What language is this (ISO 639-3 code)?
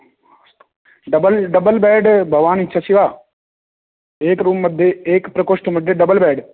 san